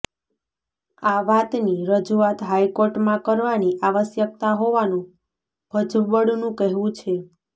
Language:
Gujarati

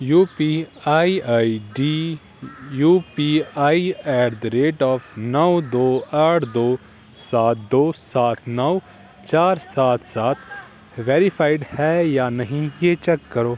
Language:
Urdu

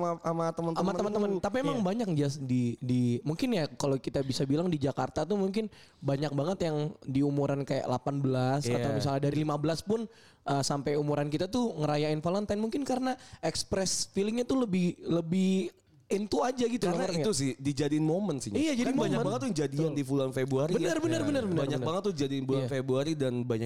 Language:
Indonesian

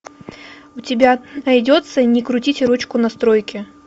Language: Russian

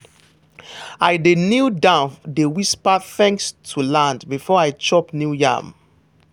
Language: Nigerian Pidgin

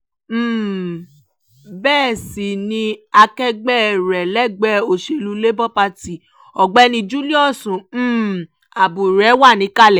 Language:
Yoruba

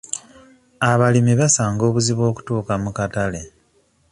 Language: Ganda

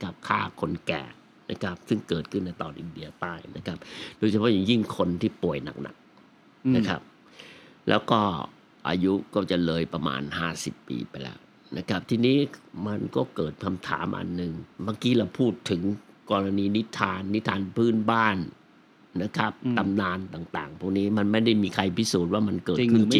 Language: Thai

